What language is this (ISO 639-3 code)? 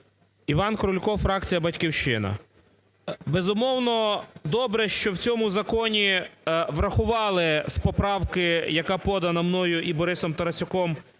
ukr